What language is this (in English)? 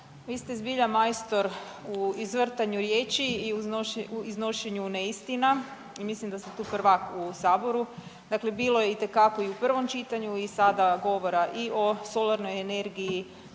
Croatian